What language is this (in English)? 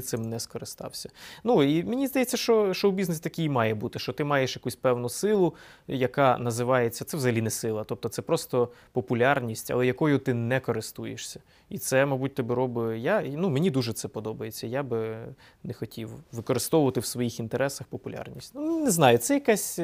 Ukrainian